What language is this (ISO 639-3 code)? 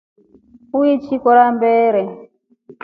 rof